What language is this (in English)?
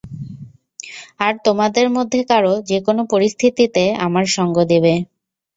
Bangla